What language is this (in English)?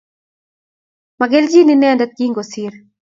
Kalenjin